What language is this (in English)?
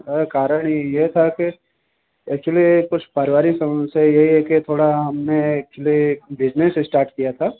Hindi